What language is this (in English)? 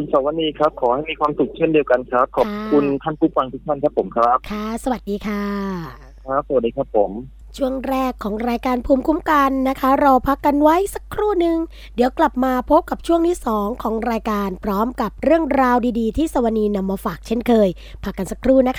Thai